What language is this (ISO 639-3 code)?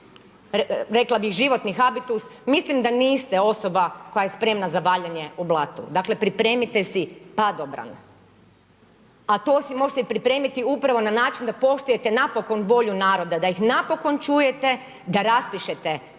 hrv